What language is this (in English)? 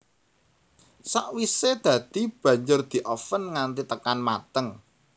Javanese